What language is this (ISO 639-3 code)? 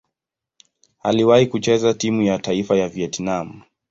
swa